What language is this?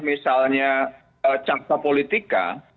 Indonesian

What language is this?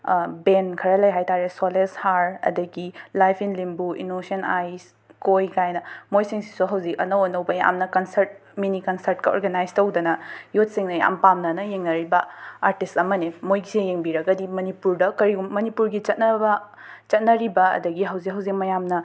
Manipuri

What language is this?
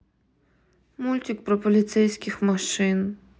Russian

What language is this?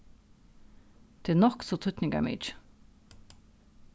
Faroese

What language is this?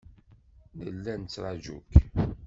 Kabyle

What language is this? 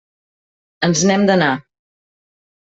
Catalan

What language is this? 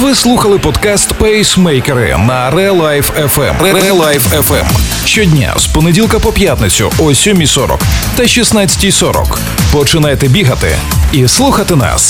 Ukrainian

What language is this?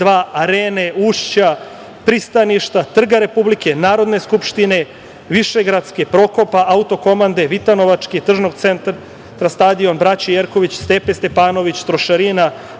Serbian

